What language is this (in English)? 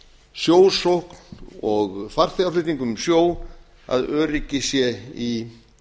Icelandic